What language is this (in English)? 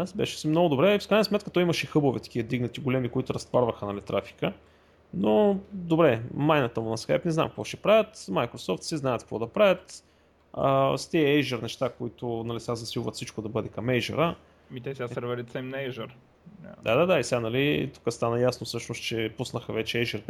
Bulgarian